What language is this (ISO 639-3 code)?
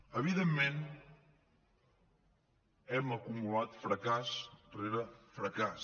cat